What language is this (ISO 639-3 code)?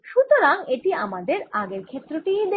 ben